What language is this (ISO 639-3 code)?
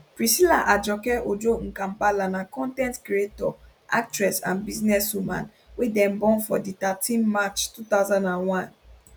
pcm